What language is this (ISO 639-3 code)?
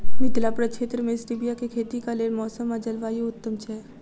mai